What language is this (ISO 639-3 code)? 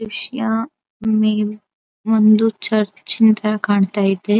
kan